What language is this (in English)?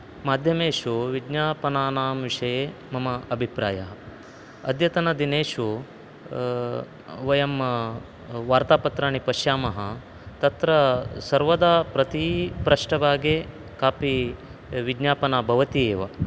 Sanskrit